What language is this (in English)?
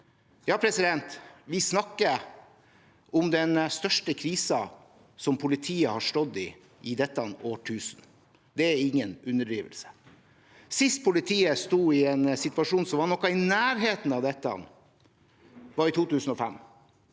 Norwegian